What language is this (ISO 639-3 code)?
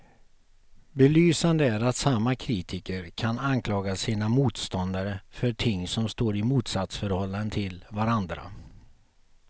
swe